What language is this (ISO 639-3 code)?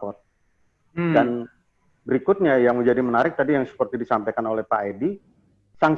ind